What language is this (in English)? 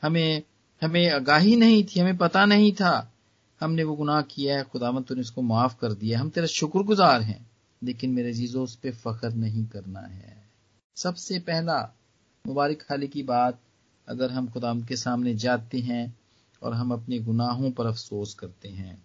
Hindi